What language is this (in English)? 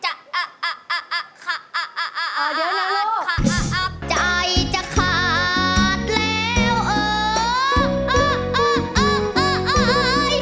Thai